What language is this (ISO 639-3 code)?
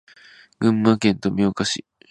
jpn